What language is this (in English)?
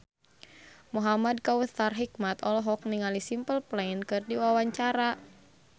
Sundanese